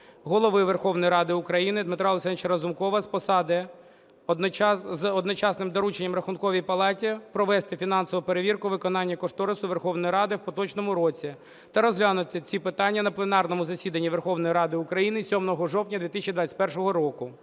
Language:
Ukrainian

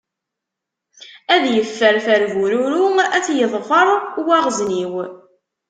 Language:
Kabyle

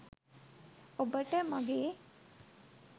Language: Sinhala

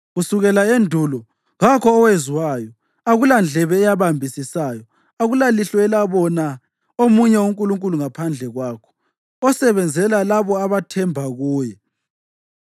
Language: North Ndebele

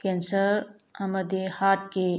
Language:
Manipuri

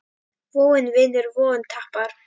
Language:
Icelandic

